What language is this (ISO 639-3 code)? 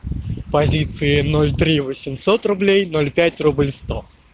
rus